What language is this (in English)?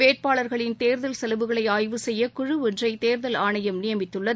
Tamil